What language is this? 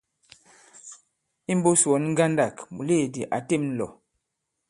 Bankon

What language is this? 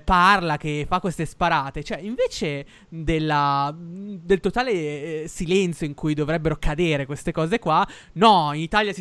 Italian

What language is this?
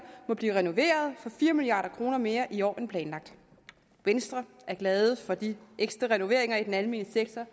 Danish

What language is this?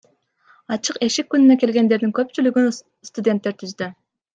Kyrgyz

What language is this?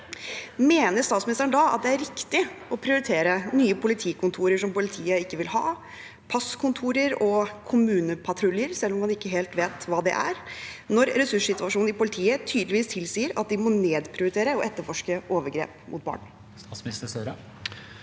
Norwegian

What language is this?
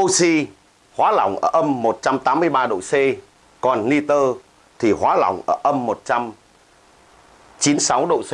Vietnamese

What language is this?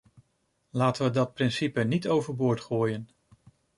Dutch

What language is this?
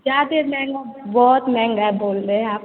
Hindi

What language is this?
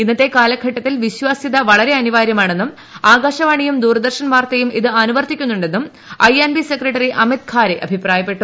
Malayalam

